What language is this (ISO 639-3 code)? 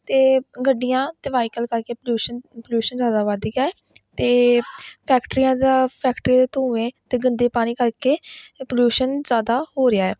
pan